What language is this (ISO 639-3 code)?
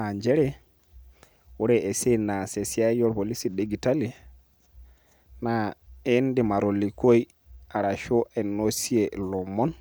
mas